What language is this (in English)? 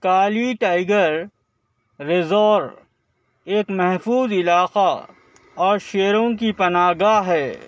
Urdu